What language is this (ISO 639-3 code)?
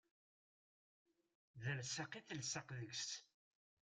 kab